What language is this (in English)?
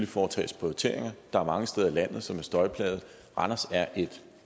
Danish